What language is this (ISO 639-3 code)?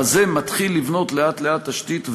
heb